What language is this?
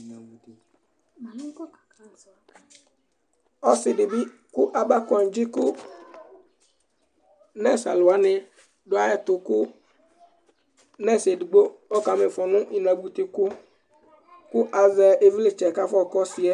Ikposo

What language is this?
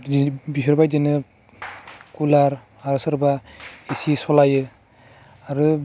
Bodo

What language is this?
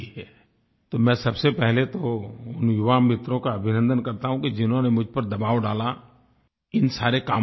Hindi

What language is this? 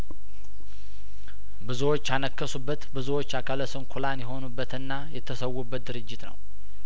Amharic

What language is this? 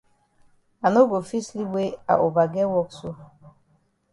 Cameroon Pidgin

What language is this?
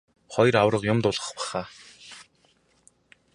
Mongolian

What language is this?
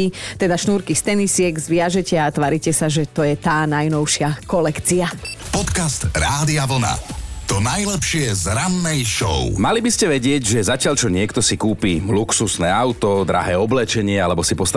Slovak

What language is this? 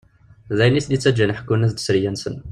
Kabyle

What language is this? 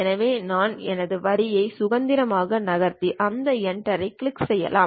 Tamil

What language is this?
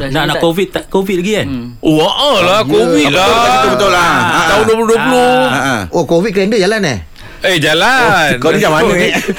Malay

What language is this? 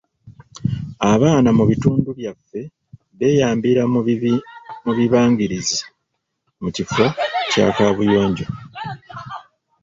Ganda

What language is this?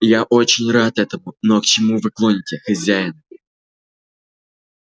Russian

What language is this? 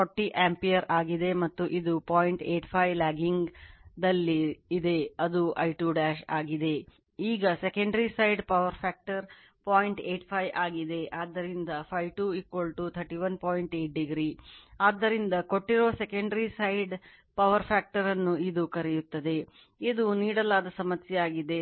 Kannada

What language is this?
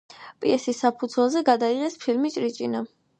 Georgian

